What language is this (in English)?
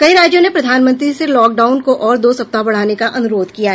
Hindi